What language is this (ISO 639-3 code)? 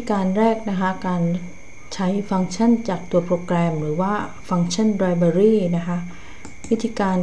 tha